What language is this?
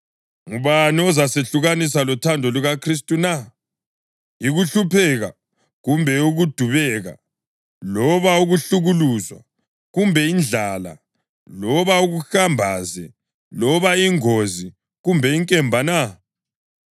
North Ndebele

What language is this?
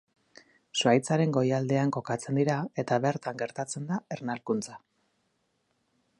Basque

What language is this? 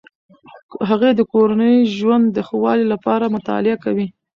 Pashto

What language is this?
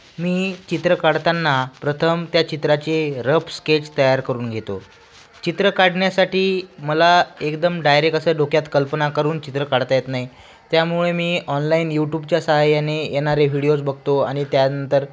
Marathi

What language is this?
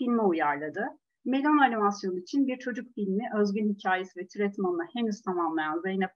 Turkish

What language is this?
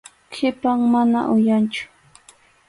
Arequipa-La Unión Quechua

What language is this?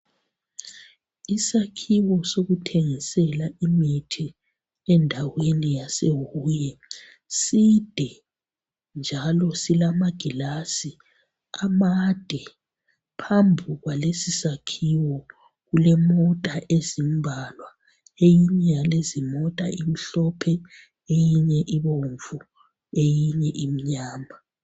North Ndebele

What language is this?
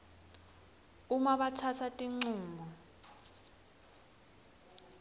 Swati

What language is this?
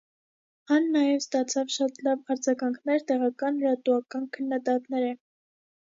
Armenian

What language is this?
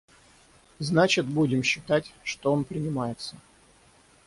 Russian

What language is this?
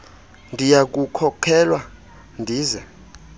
Xhosa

